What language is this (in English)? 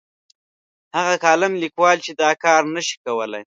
Pashto